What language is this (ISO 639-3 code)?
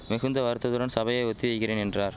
tam